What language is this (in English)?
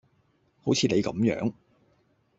Cantonese